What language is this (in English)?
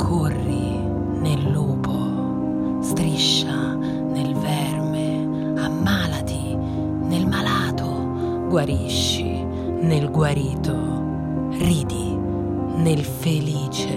Italian